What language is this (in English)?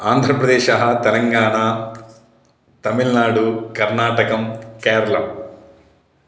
Sanskrit